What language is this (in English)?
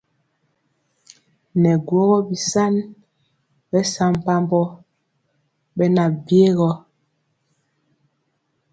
Mpiemo